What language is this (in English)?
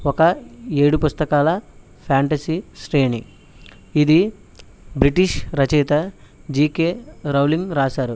Telugu